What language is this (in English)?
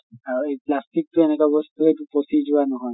Assamese